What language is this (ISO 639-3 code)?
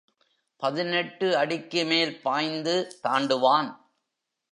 tam